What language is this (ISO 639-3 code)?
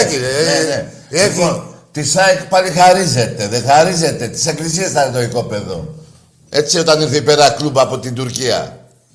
ell